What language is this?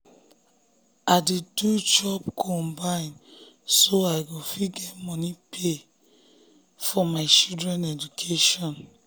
Nigerian Pidgin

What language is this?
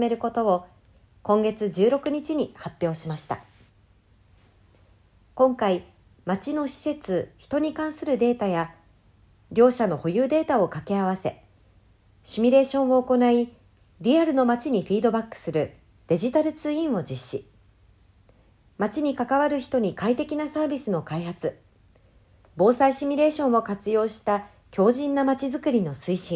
Japanese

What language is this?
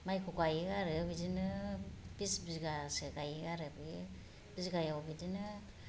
Bodo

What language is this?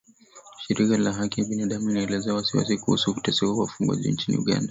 Swahili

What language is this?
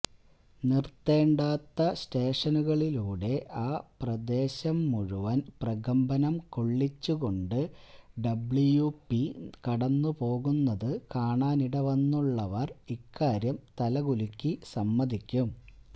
Malayalam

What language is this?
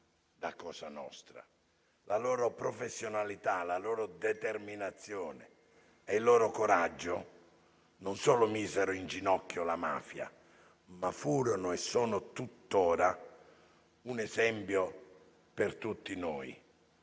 Italian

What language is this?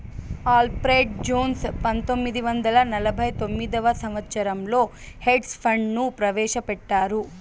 Telugu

